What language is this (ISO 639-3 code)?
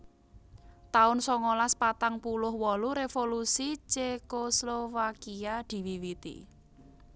jav